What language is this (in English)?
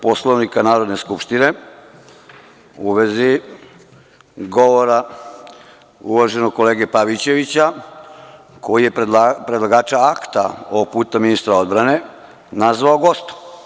Serbian